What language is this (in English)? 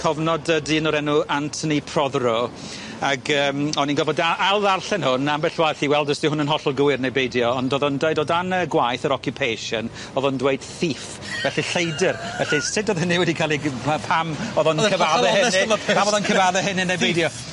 Welsh